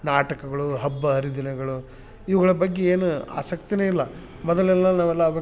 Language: Kannada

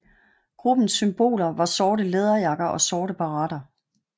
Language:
Danish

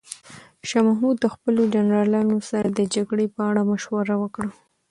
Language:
Pashto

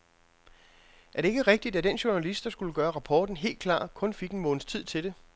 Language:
Danish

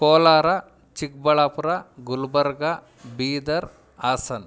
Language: Kannada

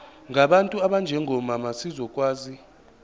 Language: Zulu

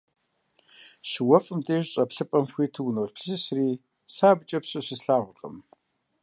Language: Kabardian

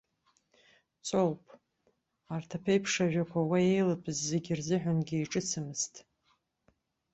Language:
Abkhazian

